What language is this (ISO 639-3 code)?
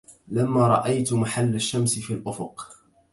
ara